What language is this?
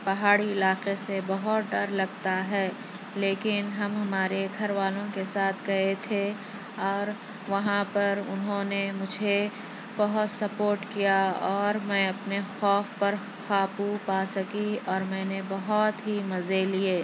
Urdu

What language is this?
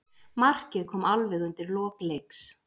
Icelandic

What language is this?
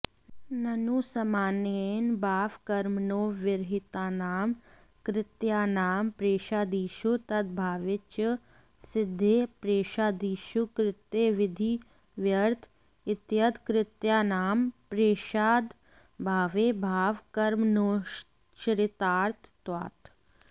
Sanskrit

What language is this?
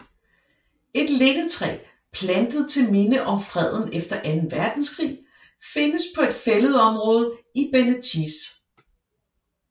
Danish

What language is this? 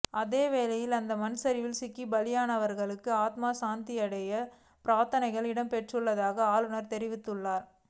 Tamil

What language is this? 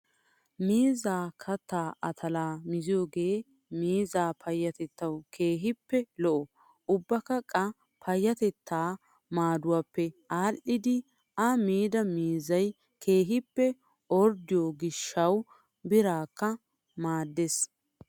Wolaytta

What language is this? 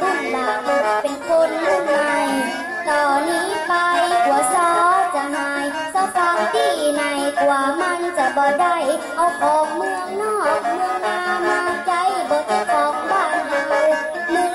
Thai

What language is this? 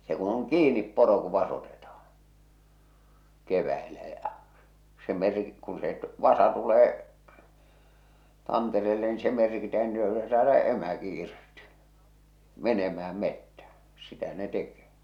Finnish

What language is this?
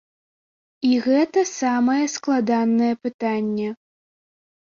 Belarusian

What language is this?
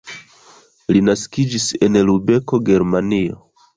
Esperanto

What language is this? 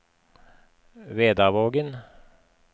Norwegian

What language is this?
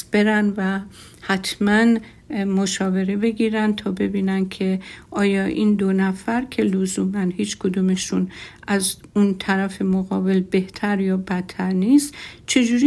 Persian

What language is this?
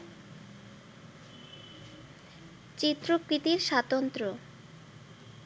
Bangla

